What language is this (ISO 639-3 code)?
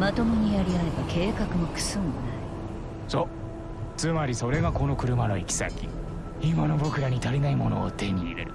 jpn